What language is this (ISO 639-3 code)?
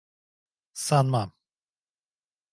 tur